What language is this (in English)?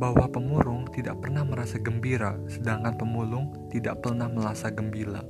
Indonesian